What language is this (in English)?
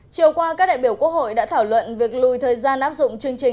Vietnamese